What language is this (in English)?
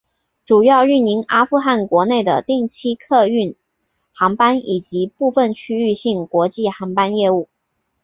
Chinese